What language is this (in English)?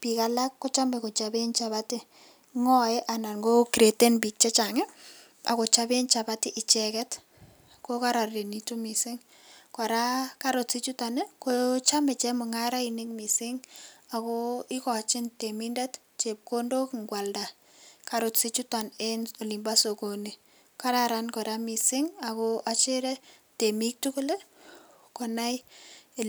Kalenjin